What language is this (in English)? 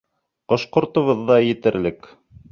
Bashkir